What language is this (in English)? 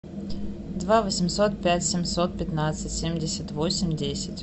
Russian